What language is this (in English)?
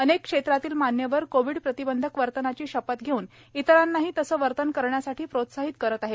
Marathi